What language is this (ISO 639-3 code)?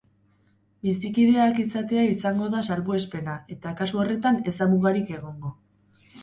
eus